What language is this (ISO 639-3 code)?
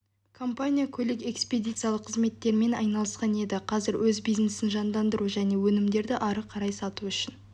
kaz